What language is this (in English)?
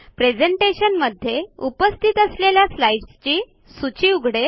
Marathi